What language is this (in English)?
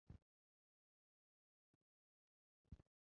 Chinese